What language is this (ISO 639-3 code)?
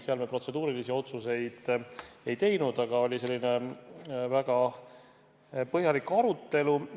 est